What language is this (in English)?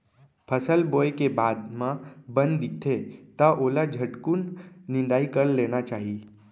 Chhattisgarhi